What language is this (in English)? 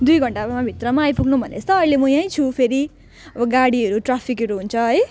Nepali